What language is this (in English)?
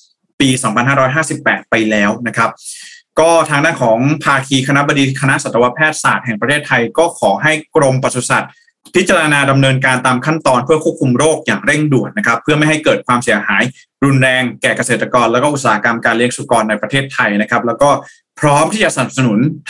Thai